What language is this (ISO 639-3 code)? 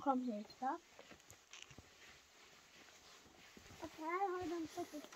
swe